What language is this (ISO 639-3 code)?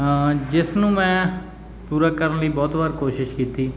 pan